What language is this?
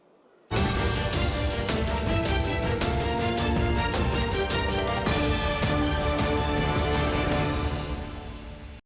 Ukrainian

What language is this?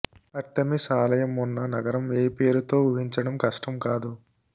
Telugu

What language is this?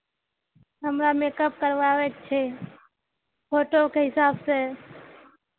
Maithili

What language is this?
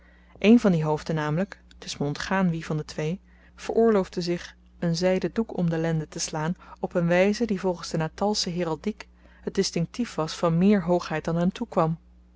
Dutch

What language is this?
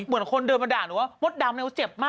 Thai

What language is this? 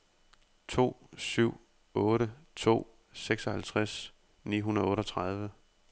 Danish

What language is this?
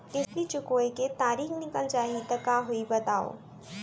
Chhattisgarhi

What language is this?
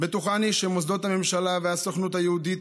Hebrew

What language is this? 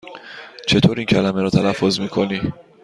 Persian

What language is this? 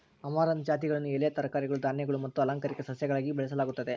Kannada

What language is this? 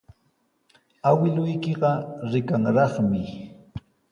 Sihuas Ancash Quechua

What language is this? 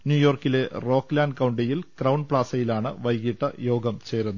Malayalam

